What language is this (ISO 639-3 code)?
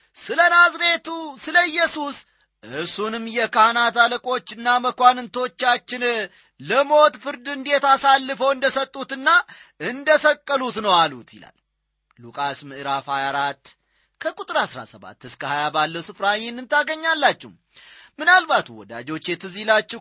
amh